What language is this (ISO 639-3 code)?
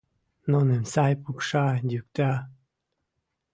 chm